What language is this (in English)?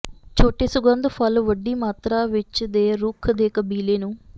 Punjabi